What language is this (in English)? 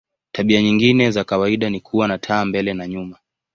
Swahili